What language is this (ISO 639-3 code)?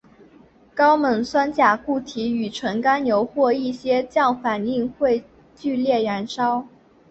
zho